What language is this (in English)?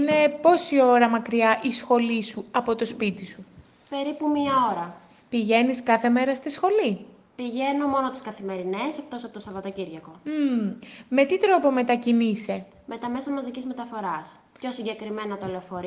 Greek